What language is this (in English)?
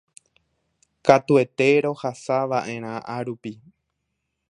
Guarani